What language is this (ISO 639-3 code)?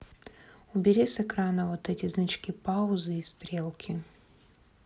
rus